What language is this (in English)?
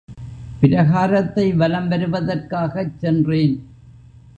Tamil